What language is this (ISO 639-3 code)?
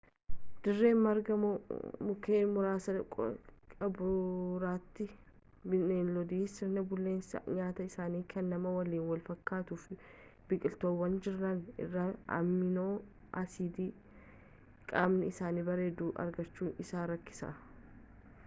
orm